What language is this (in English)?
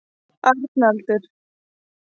Icelandic